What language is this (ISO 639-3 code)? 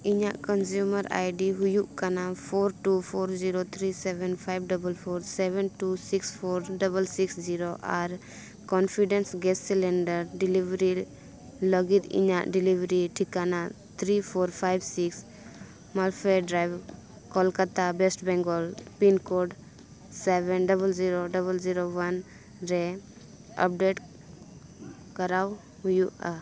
sat